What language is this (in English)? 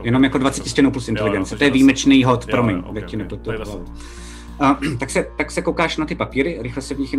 Czech